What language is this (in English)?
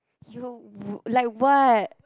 English